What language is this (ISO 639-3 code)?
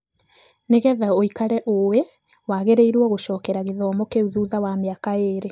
kik